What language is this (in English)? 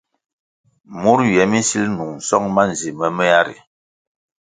Kwasio